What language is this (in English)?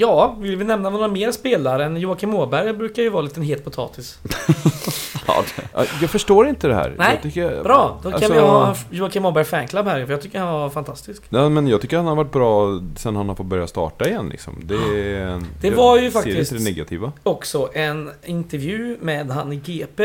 Swedish